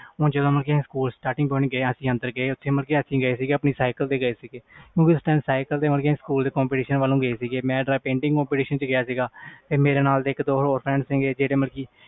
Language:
Punjabi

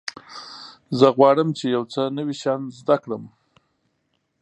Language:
Pashto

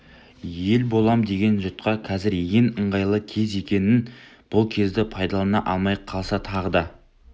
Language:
Kazakh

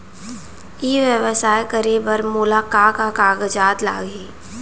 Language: Chhattisgarhi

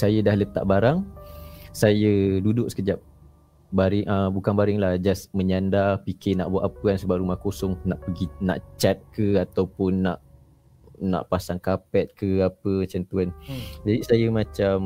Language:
Malay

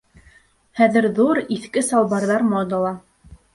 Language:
Bashkir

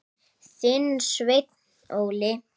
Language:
Icelandic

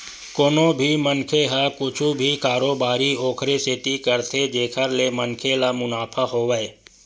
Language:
Chhattisgarhi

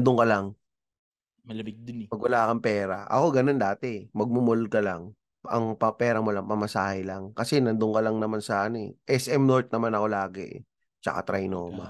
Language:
Filipino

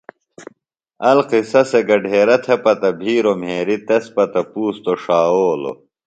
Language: Phalura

